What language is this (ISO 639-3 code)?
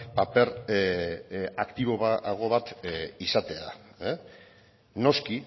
eus